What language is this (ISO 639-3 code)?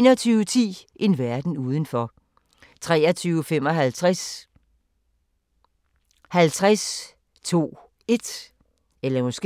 dan